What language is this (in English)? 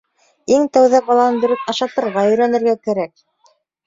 Bashkir